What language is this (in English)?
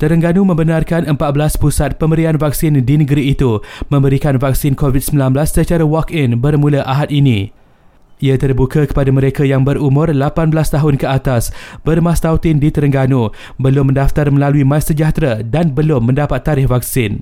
Malay